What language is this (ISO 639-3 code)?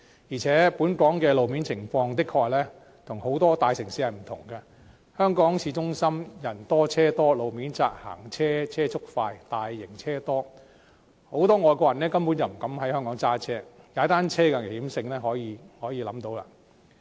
yue